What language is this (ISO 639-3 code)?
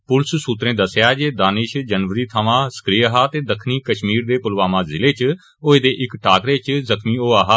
doi